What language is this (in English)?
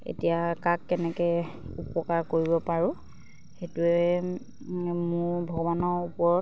Assamese